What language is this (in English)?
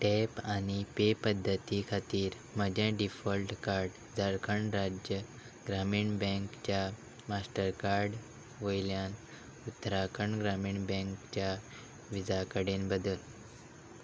Konkani